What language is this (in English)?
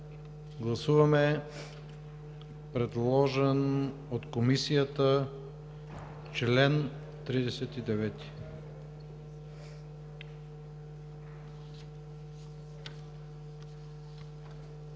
Bulgarian